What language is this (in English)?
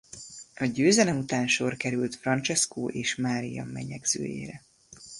Hungarian